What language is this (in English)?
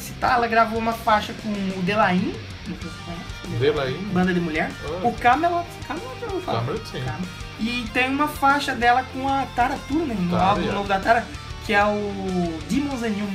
Portuguese